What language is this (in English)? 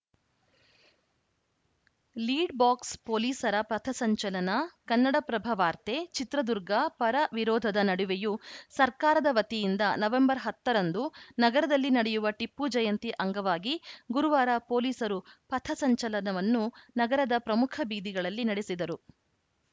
Kannada